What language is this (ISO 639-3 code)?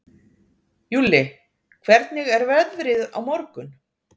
isl